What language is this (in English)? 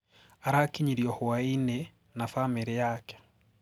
Kikuyu